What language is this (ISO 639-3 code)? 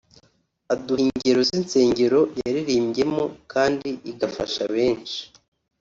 kin